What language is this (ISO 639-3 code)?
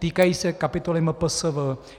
ces